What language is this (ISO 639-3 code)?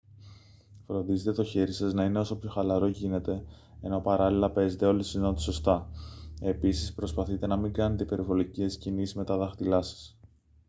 ell